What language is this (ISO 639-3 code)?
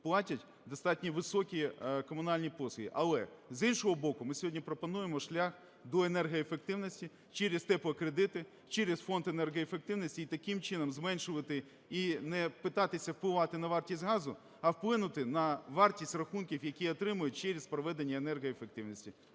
ukr